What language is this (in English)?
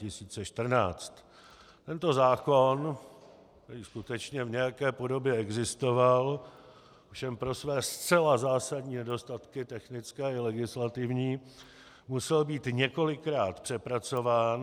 Czech